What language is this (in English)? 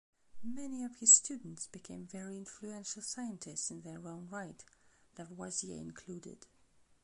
English